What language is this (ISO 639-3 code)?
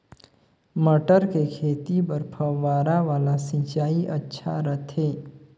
hne